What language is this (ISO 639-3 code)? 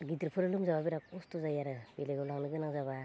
brx